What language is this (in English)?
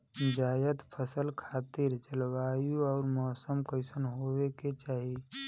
Bhojpuri